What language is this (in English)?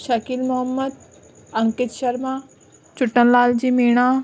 Sindhi